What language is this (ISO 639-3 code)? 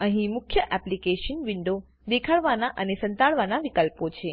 guj